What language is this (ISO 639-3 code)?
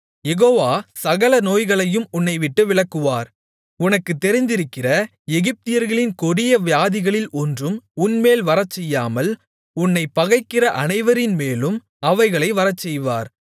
tam